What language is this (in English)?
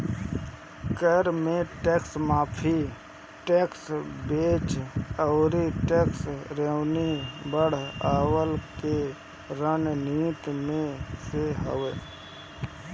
Bhojpuri